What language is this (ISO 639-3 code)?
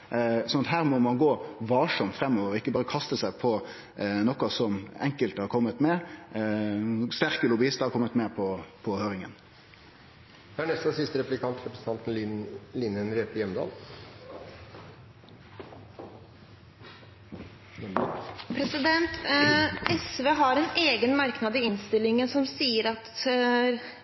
nor